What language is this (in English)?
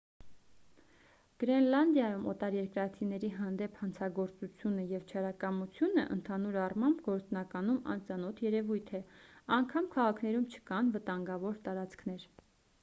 Armenian